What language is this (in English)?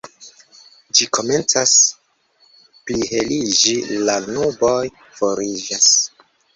Esperanto